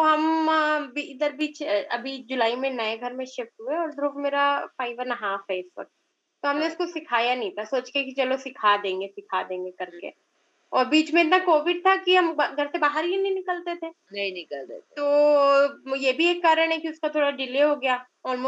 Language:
Hindi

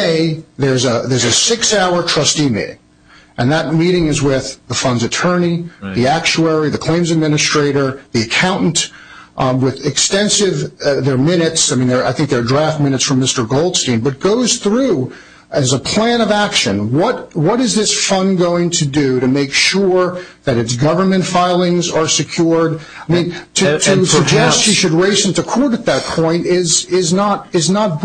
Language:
English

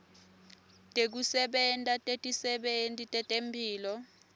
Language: Swati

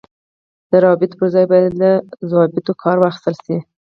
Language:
Pashto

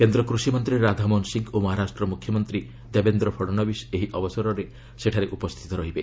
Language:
Odia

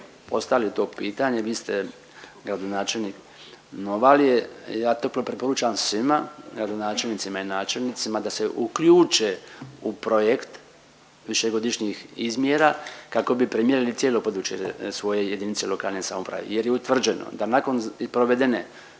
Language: Croatian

